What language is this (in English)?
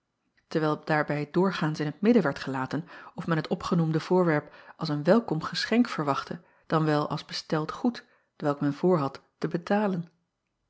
Dutch